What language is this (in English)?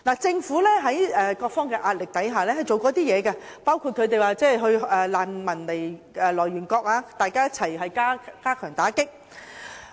Cantonese